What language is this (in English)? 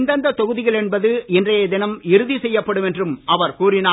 Tamil